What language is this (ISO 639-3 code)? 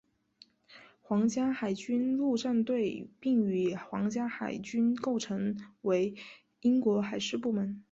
zho